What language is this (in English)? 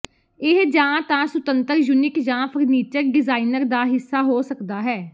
Punjabi